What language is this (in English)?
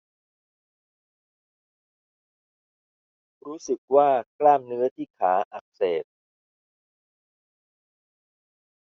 Thai